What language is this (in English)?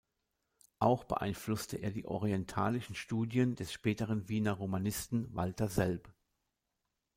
German